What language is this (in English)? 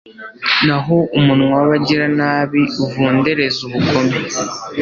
Kinyarwanda